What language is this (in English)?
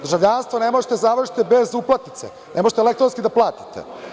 Serbian